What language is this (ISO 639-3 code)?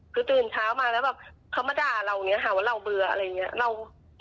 tha